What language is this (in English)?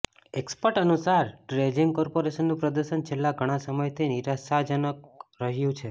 Gujarati